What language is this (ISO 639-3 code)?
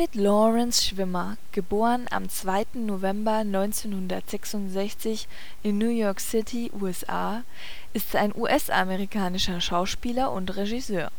deu